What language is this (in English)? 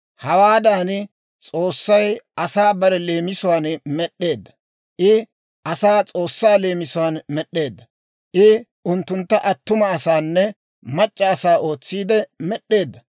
Dawro